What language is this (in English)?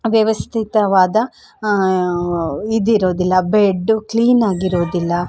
Kannada